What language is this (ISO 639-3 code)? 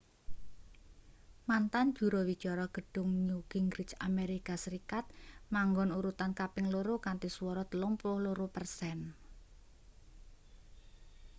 jav